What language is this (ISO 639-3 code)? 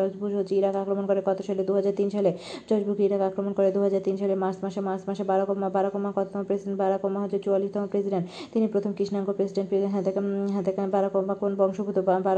ben